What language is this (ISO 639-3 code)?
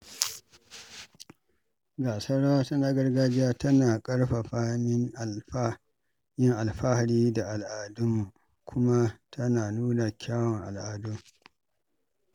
hau